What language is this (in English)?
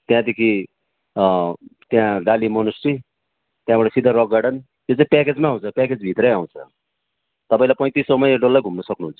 Nepali